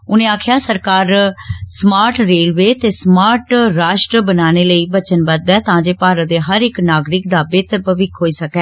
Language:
Dogri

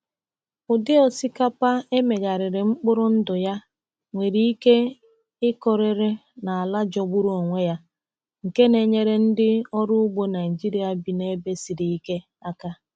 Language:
Igbo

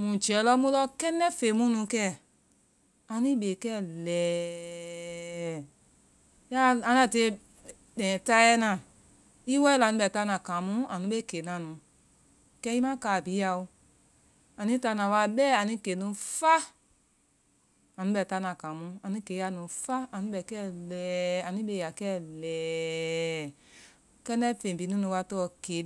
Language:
Vai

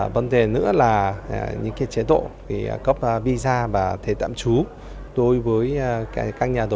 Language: Vietnamese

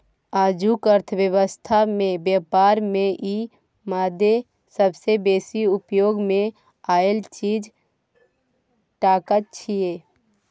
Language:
Maithili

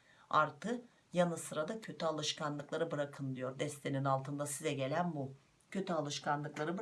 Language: Turkish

